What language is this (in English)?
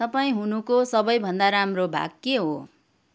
Nepali